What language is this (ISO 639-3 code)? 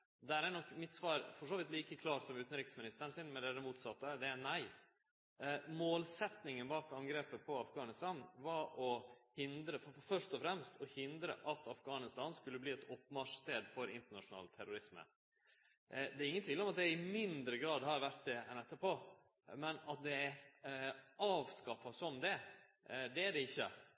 nno